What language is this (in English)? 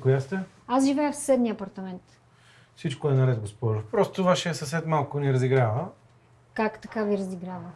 Bulgarian